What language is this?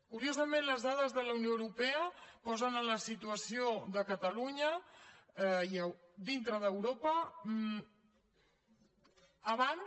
Catalan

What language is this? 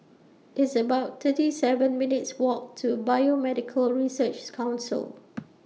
English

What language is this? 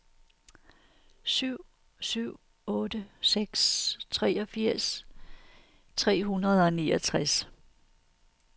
Danish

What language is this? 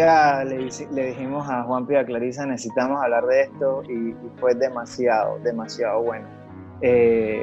Spanish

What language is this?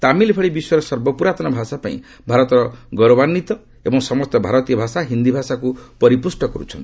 Odia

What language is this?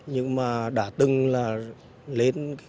Vietnamese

